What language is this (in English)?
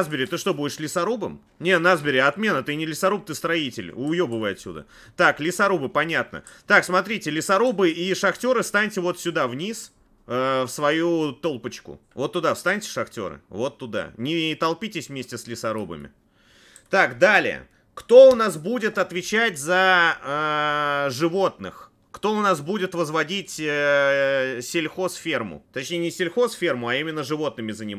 Russian